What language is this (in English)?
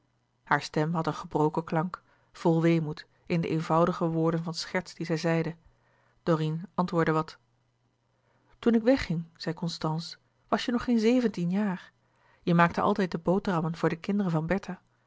Dutch